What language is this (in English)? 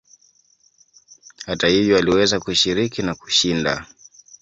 Swahili